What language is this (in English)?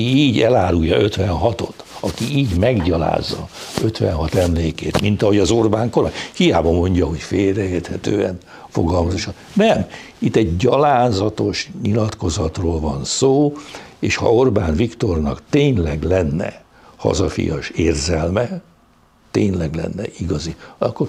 Hungarian